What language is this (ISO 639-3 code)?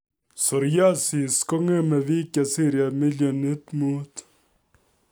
kln